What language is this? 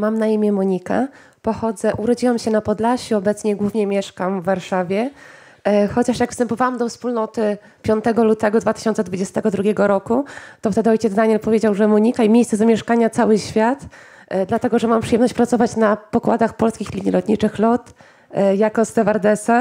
Polish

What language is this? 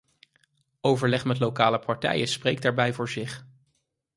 Dutch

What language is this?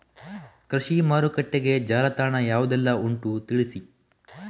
Kannada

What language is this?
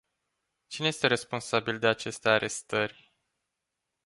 Romanian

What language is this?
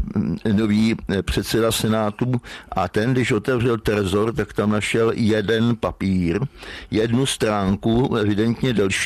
Czech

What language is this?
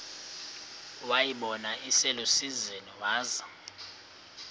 Xhosa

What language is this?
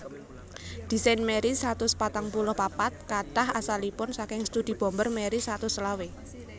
Javanese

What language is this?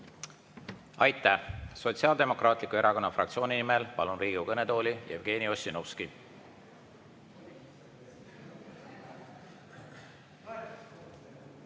Estonian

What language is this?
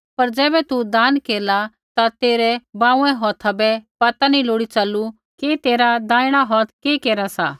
Kullu Pahari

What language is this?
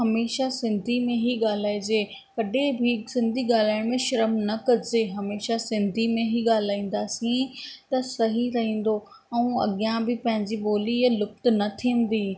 Sindhi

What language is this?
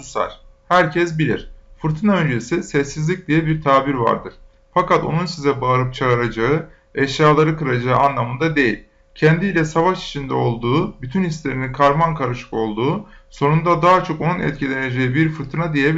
Turkish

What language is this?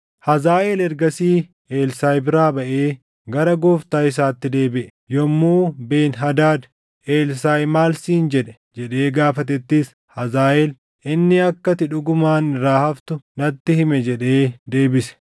Oromo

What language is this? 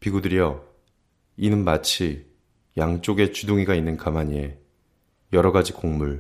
Korean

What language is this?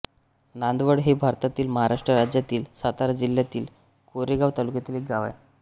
Marathi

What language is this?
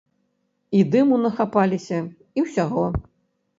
Belarusian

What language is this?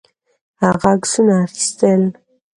Pashto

